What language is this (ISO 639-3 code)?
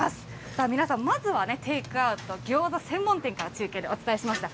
jpn